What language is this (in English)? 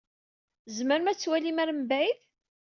Kabyle